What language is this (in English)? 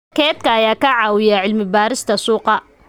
Somali